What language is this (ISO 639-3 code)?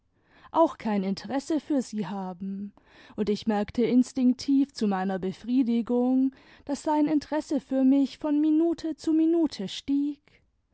deu